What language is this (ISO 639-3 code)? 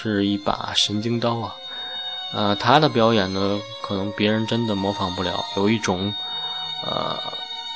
zho